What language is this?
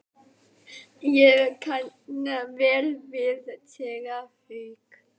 Icelandic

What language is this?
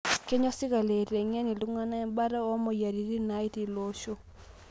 Masai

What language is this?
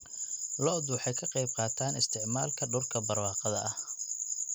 Somali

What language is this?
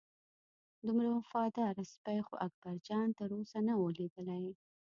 Pashto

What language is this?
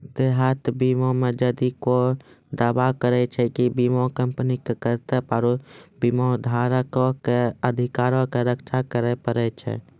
Maithili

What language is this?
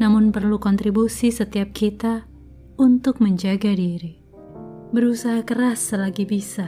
Indonesian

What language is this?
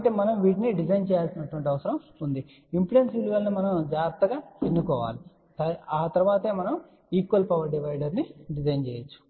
Telugu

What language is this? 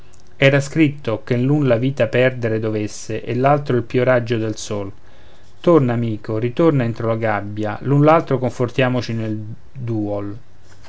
Italian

